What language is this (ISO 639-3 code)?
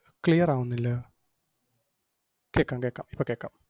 mal